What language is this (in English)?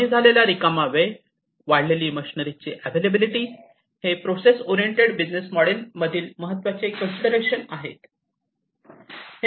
Marathi